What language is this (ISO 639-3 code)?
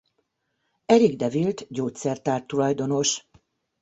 hun